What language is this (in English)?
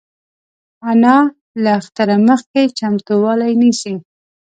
Pashto